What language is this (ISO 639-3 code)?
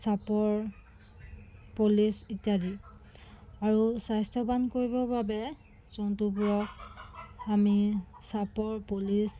asm